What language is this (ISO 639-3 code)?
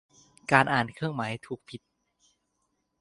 tha